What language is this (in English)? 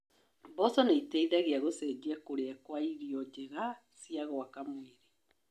Kikuyu